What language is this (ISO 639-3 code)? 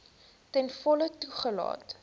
afr